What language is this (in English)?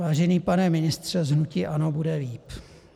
Czech